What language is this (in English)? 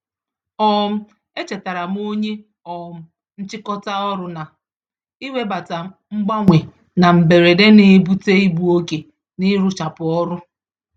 Igbo